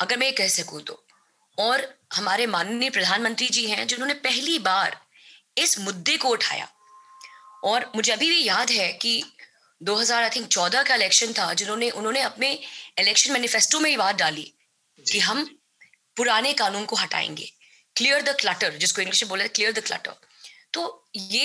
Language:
Hindi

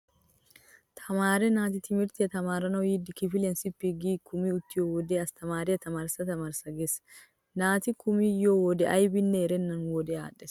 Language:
Wolaytta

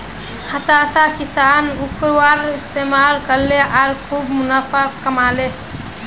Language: Magahi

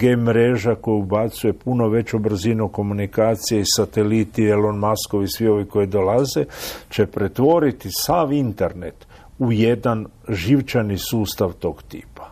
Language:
Croatian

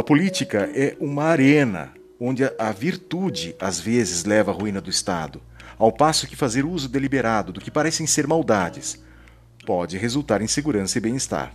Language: Portuguese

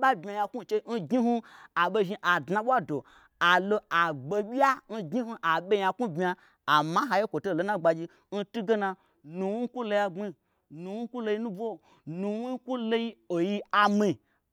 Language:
Gbagyi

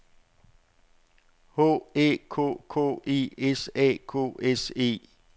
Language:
Danish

